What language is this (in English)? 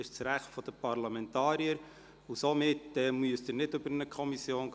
Swiss German